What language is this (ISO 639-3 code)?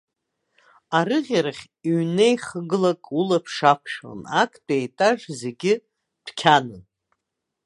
abk